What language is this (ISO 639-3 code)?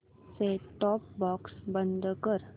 mar